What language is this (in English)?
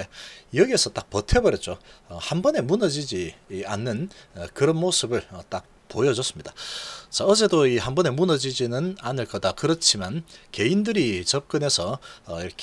Korean